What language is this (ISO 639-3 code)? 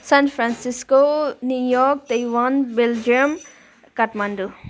nep